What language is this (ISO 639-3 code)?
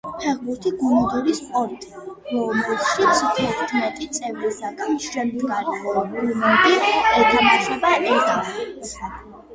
kat